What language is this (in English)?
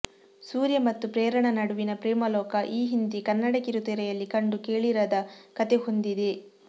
Kannada